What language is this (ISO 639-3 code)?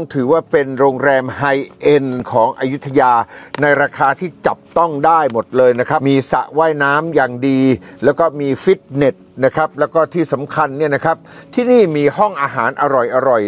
tha